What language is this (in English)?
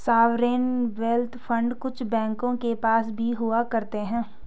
Hindi